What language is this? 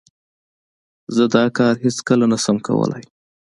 Pashto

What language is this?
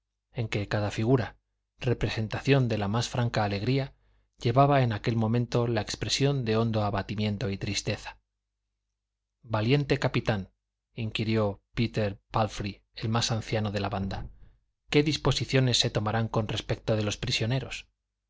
Spanish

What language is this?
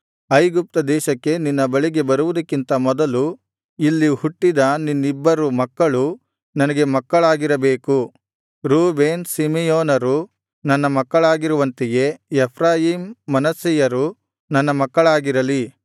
Kannada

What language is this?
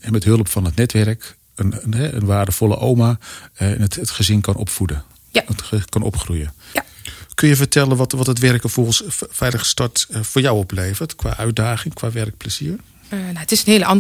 Dutch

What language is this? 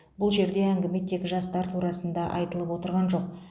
Kazakh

